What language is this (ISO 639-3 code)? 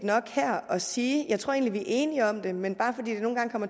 dan